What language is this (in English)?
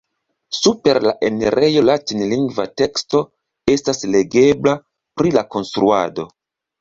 Esperanto